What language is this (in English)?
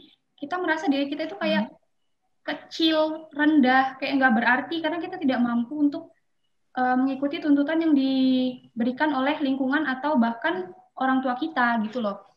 Indonesian